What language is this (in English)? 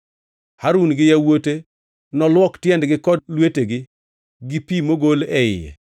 Luo (Kenya and Tanzania)